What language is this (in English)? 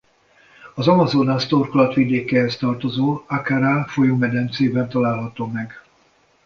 Hungarian